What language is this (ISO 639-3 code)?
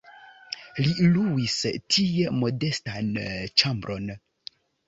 epo